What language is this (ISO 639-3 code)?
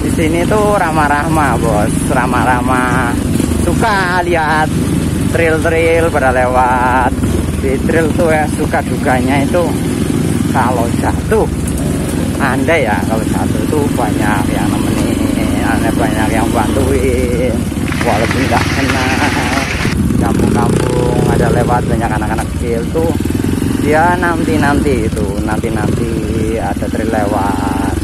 ind